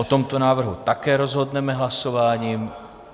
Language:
Czech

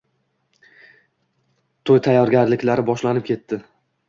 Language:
Uzbek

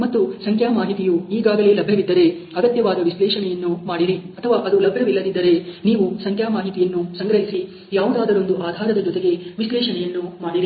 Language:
Kannada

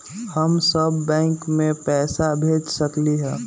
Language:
Magahi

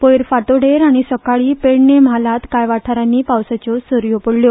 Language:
Konkani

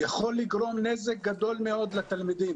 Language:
Hebrew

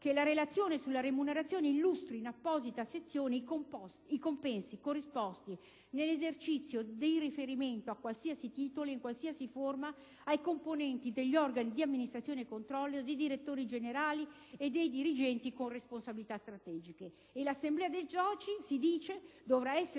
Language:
Italian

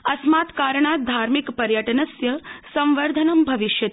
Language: Sanskrit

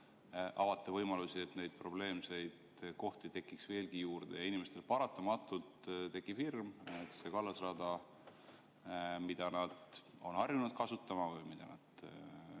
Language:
Estonian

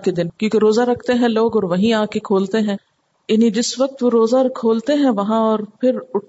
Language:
Urdu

